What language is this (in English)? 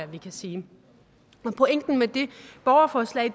Danish